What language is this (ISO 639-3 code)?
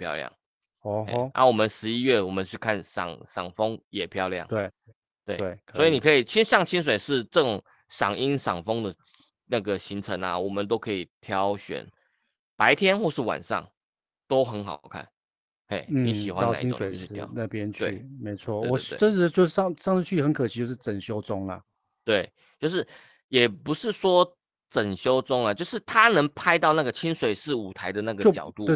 zho